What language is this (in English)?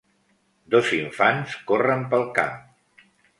Catalan